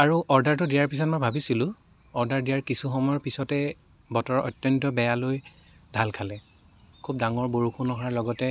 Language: Assamese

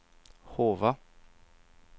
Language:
Swedish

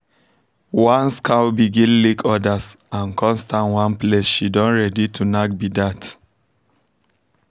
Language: Nigerian Pidgin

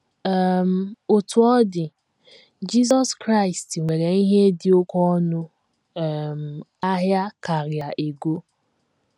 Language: Igbo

